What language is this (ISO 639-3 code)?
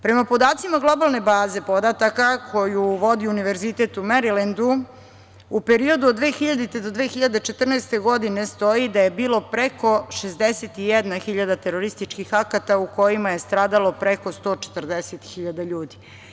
srp